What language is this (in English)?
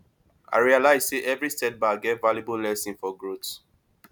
Nigerian Pidgin